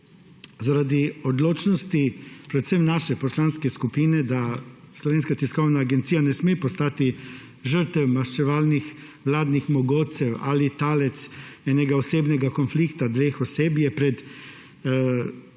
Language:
Slovenian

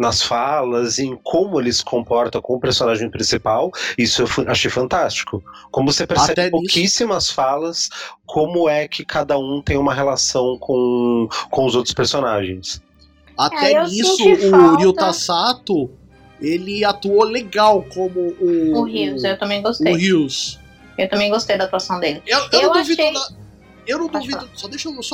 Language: Portuguese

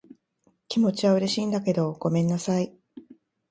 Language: Japanese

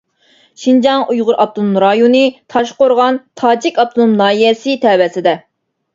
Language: Uyghur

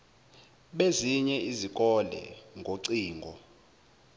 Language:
Zulu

